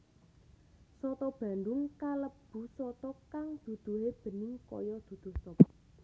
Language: Javanese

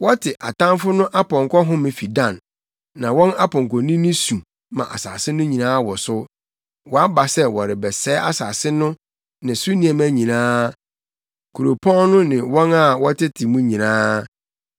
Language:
Akan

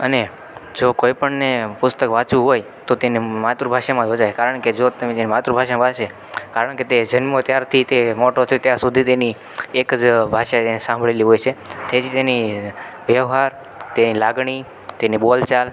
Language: Gujarati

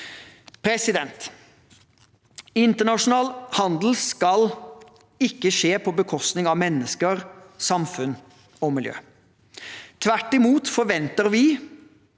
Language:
Norwegian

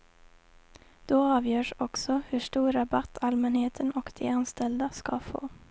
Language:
Swedish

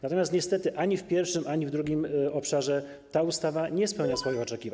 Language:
Polish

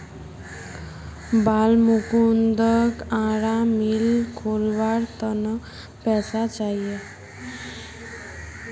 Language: Magahi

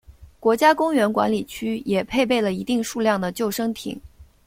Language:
Chinese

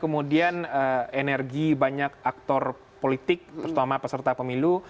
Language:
Indonesian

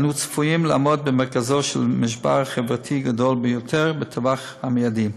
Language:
Hebrew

